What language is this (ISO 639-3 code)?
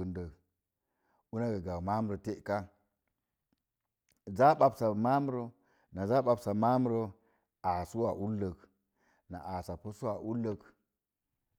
ver